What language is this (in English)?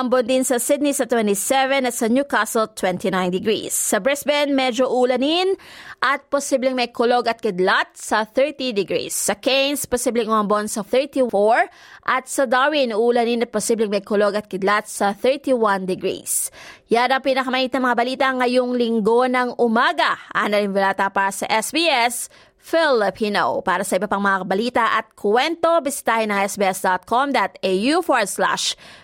Filipino